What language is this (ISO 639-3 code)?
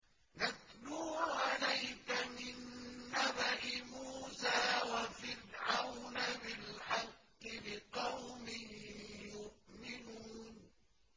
ara